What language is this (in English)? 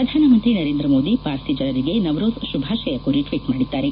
Kannada